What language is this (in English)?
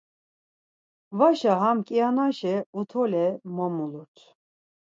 Laz